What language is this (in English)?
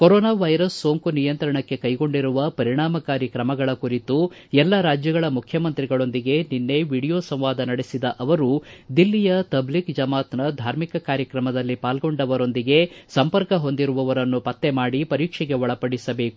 Kannada